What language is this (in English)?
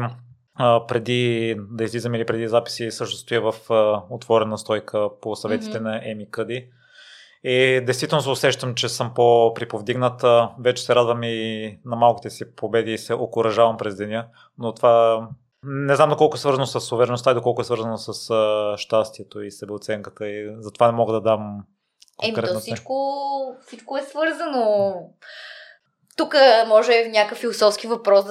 Bulgarian